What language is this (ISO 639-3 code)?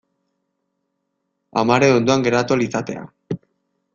eus